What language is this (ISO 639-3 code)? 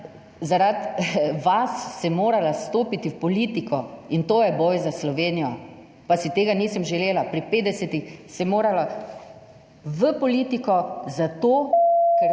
slv